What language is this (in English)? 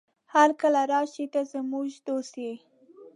Pashto